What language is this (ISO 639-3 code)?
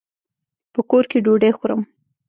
pus